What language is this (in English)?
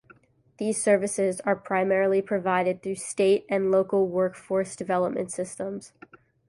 English